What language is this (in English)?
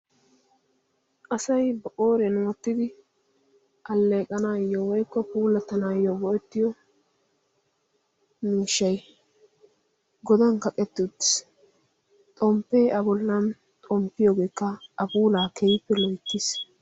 Wolaytta